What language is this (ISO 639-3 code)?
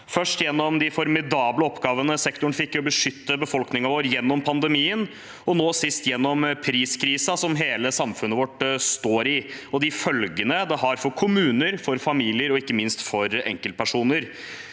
nor